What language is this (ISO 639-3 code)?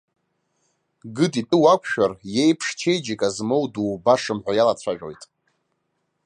abk